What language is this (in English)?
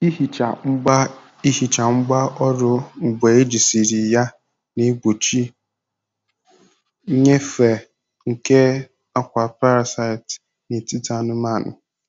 Igbo